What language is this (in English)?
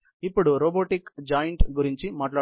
Telugu